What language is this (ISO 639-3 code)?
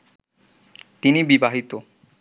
ben